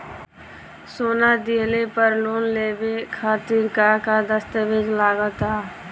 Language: Bhojpuri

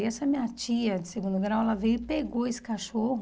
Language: Portuguese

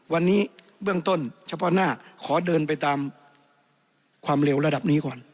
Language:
Thai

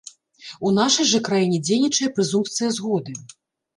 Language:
Belarusian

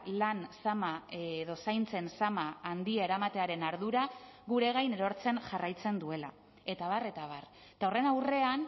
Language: Basque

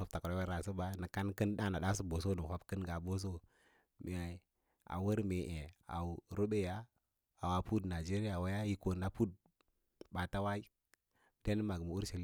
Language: Lala-Roba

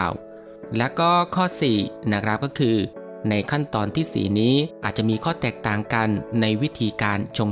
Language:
Thai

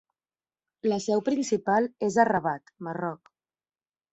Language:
Catalan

